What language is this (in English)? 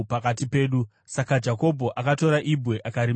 Shona